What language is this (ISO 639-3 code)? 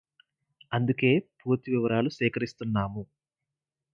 tel